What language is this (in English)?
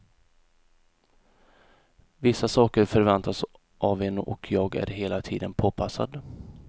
Swedish